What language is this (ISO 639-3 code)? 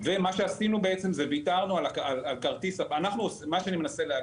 heb